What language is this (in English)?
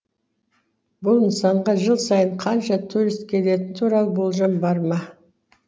Kazakh